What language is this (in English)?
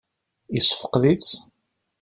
Kabyle